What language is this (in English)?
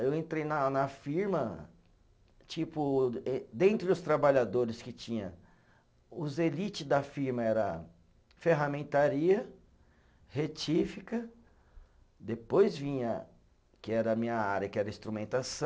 Portuguese